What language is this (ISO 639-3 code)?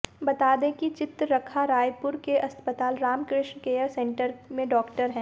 hin